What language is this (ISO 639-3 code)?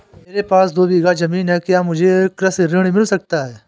hin